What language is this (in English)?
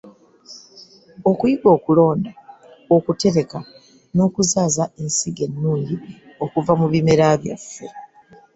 Ganda